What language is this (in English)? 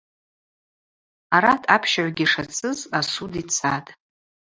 Abaza